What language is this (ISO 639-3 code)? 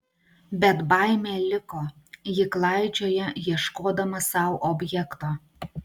lit